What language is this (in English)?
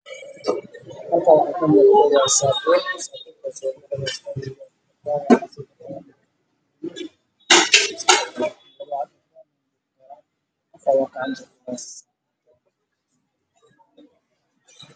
Somali